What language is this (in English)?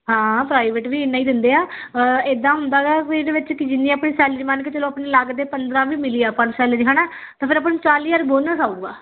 Punjabi